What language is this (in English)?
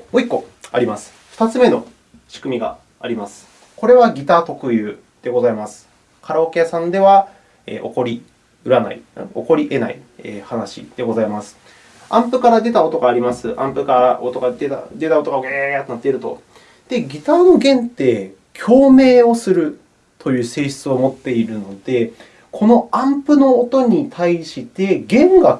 Japanese